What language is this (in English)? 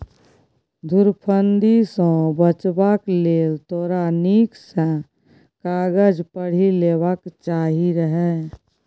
Maithili